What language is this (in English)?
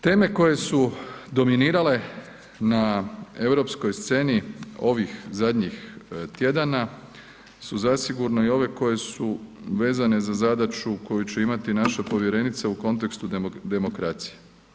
Croatian